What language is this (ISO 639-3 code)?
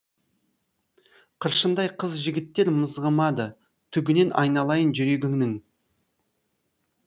kaz